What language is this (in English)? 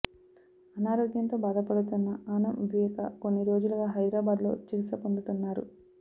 Telugu